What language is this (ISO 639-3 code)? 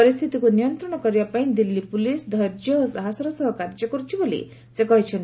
ori